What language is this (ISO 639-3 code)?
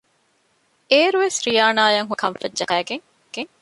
div